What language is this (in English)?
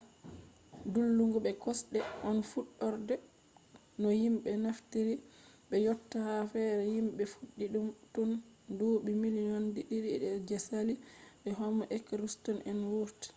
Fula